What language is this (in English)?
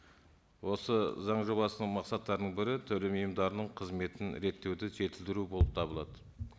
Kazakh